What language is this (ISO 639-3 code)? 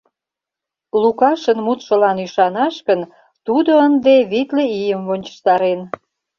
chm